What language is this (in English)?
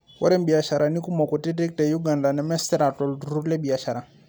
Masai